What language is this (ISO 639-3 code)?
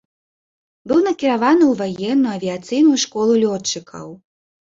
bel